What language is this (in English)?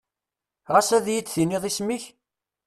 Kabyle